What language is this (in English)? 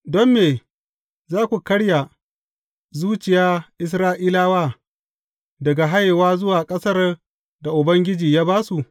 Hausa